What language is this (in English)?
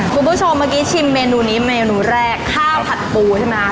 Thai